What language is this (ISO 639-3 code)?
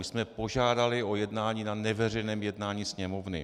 ces